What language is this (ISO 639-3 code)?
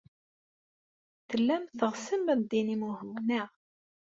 kab